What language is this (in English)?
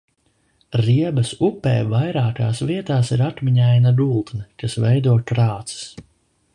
Latvian